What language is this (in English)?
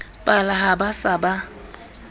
Southern Sotho